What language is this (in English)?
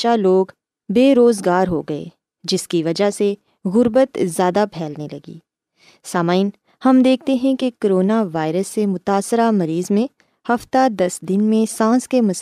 Urdu